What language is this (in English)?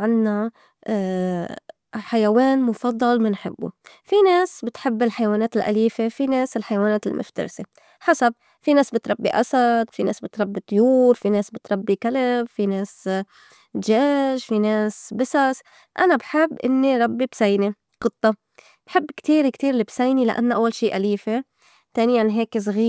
North Levantine Arabic